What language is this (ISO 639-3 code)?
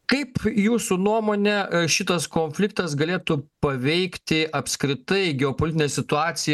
lit